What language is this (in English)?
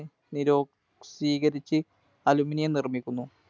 Malayalam